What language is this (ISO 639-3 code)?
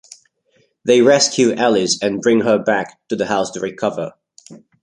eng